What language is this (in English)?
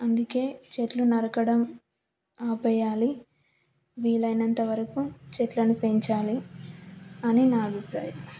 Telugu